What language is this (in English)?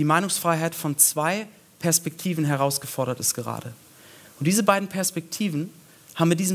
German